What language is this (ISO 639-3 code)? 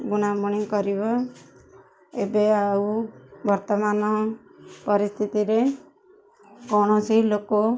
ori